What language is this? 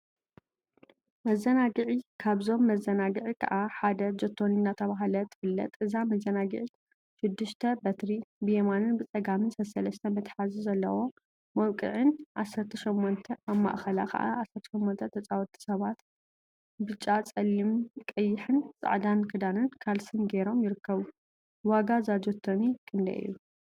Tigrinya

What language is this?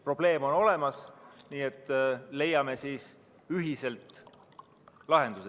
Estonian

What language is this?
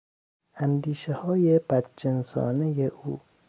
Persian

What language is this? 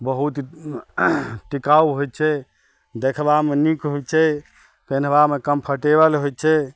Maithili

